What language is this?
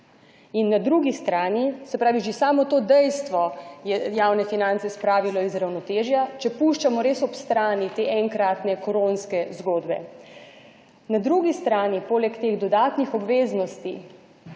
Slovenian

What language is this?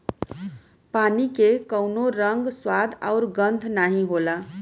Bhojpuri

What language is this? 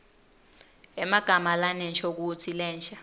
Swati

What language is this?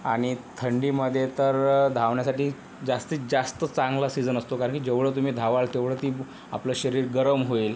Marathi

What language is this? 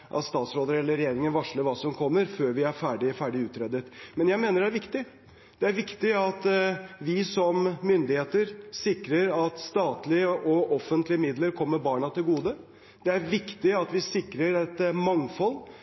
Norwegian Bokmål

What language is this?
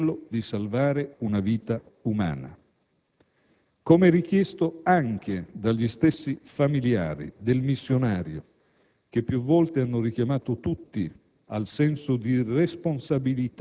Italian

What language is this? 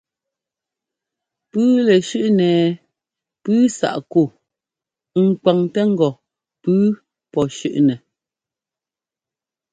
Ngomba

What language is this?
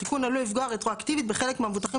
Hebrew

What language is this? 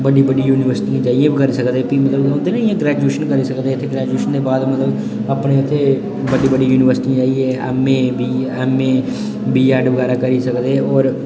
Dogri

